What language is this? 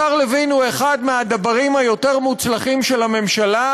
Hebrew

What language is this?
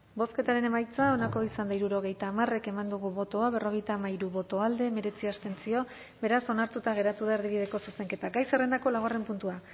Basque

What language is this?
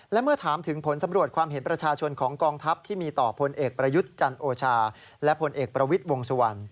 Thai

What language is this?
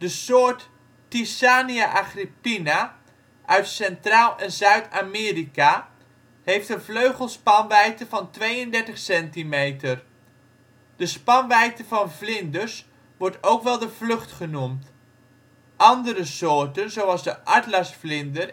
Dutch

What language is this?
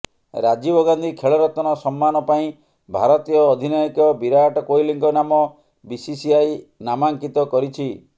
Odia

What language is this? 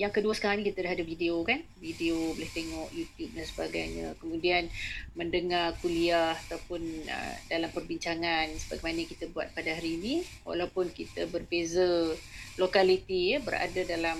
Malay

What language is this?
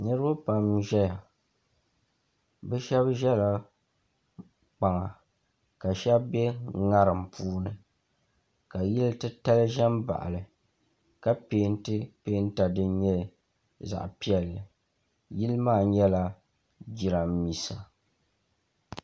Dagbani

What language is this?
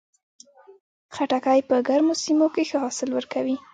Pashto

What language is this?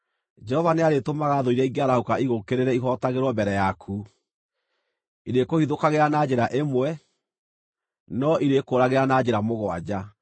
Kikuyu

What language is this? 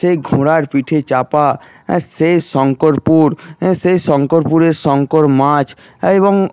Bangla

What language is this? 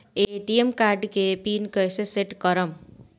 Bhojpuri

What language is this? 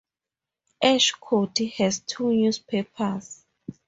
English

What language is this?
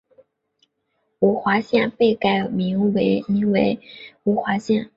Chinese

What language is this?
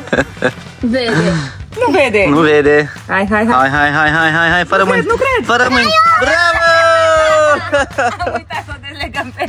Romanian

